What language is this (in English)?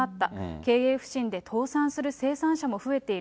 Japanese